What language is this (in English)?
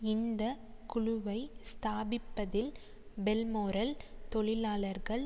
Tamil